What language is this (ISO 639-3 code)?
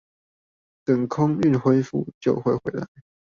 zho